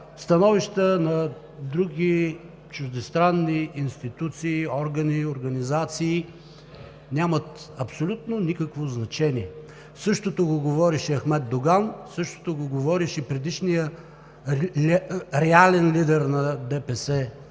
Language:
Bulgarian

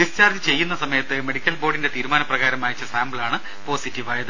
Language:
Malayalam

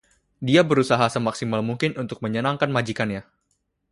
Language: Indonesian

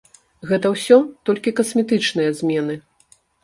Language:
Belarusian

